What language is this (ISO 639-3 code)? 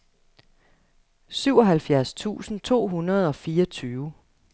dan